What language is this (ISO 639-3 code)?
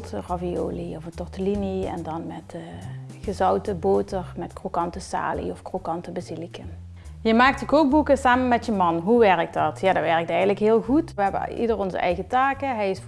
nld